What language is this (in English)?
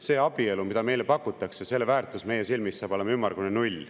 Estonian